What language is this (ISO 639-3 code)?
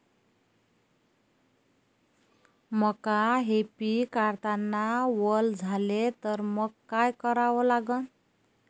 mar